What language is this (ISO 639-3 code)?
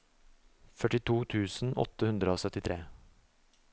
nor